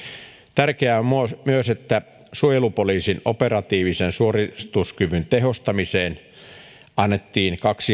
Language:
Finnish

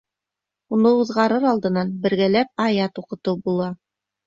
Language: Bashkir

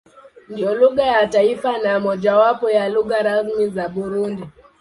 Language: Swahili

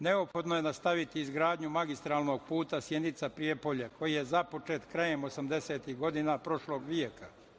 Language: Serbian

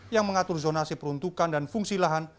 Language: Indonesian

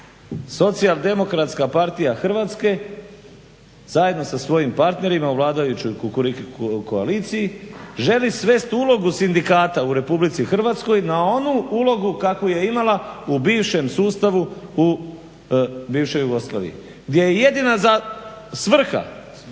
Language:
Croatian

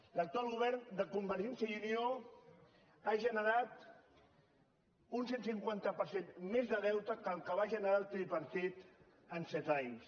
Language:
Catalan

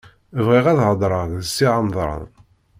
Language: Kabyle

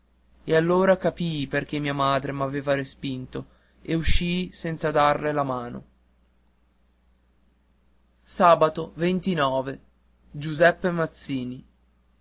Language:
Italian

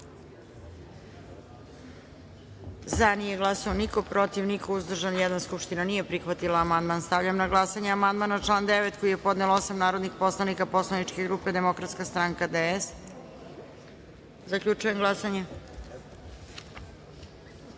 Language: Serbian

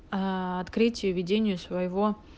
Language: Russian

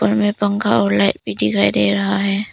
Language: Hindi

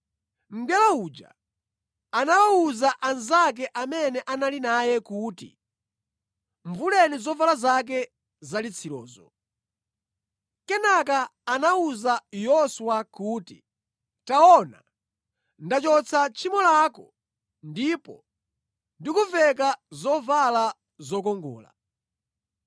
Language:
Nyanja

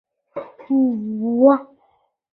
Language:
Chinese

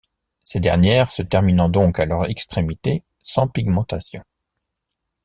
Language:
French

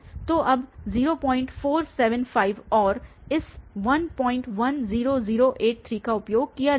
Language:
Hindi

